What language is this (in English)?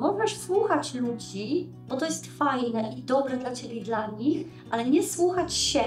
Polish